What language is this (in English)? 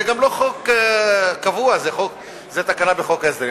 Hebrew